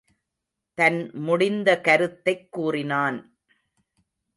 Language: Tamil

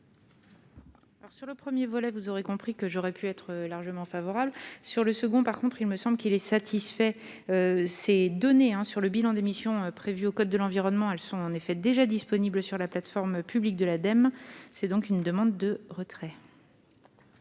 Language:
French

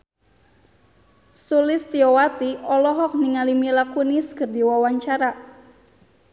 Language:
Sundanese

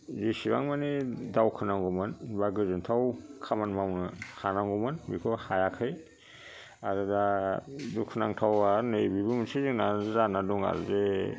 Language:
Bodo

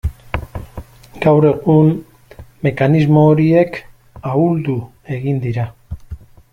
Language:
Basque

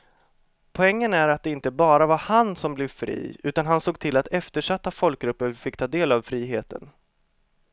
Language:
Swedish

